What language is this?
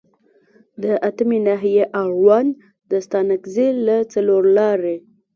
Pashto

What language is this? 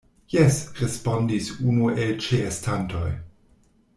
Esperanto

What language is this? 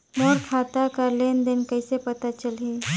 Chhattisgarhi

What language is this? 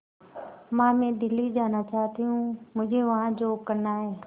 Hindi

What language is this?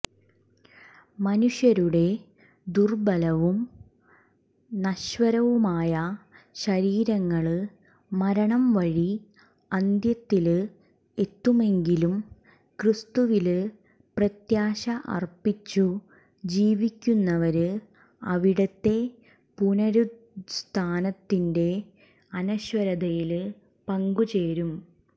Malayalam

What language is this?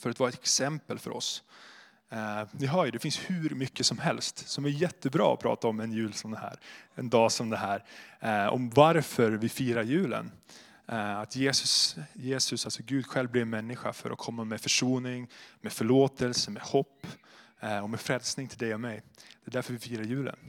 Swedish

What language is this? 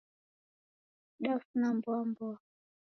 Taita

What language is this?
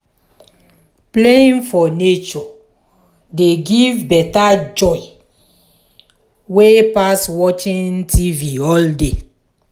Nigerian Pidgin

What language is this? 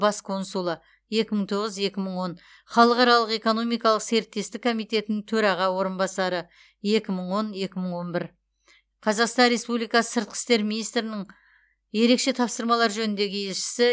Kazakh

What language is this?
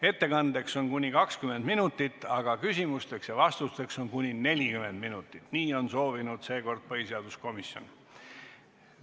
Estonian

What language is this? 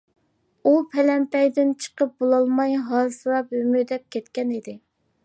Uyghur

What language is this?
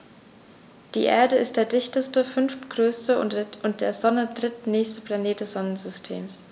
German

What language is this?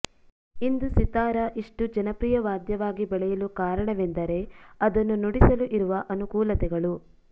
Kannada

